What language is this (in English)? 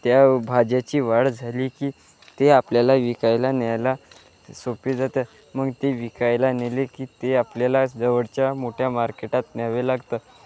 Marathi